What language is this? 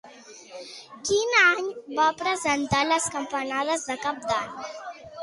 Catalan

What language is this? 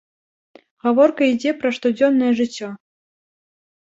Belarusian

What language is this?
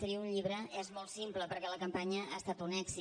Catalan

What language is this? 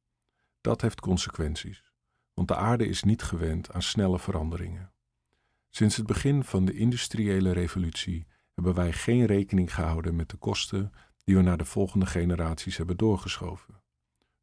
Dutch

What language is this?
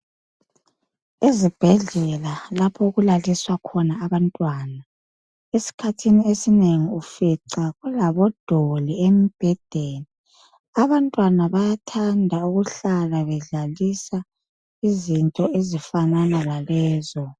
North Ndebele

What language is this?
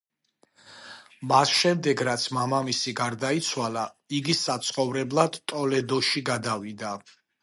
Georgian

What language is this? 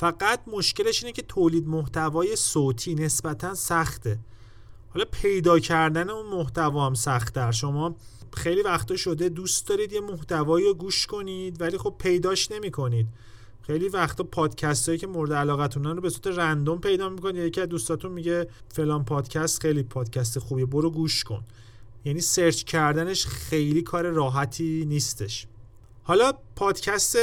Persian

